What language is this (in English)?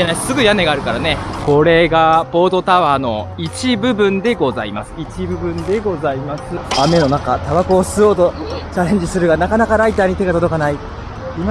Japanese